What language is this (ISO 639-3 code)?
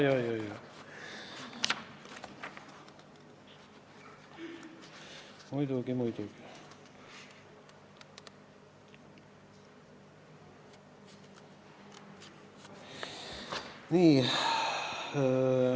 est